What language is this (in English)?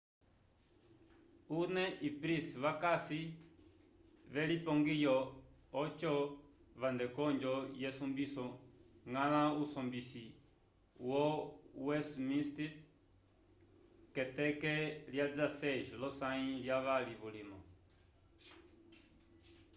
Umbundu